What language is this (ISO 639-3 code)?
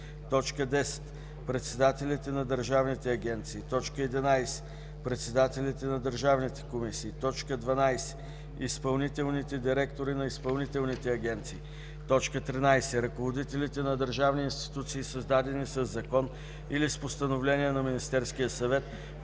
bul